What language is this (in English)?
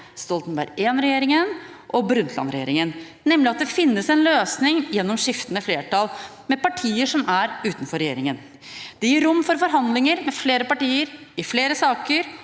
Norwegian